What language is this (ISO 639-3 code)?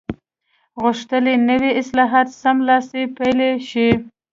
pus